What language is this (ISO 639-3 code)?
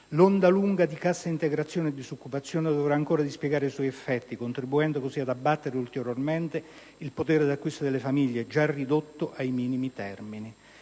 ita